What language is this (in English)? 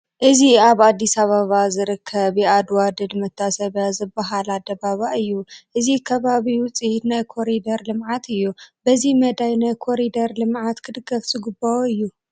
Tigrinya